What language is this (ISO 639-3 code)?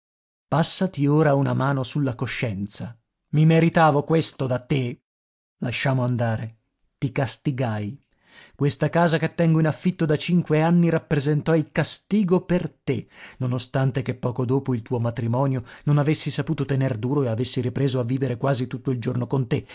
ita